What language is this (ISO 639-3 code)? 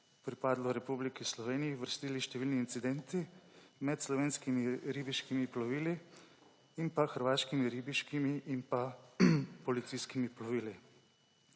slv